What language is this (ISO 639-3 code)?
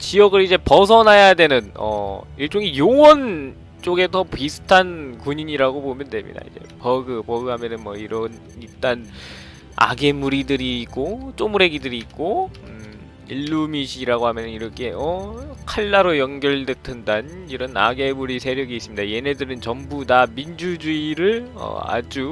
kor